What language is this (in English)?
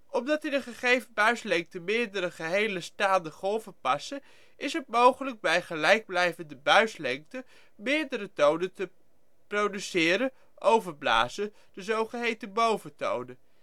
Dutch